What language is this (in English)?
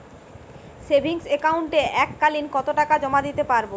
Bangla